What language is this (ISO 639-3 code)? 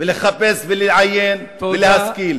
heb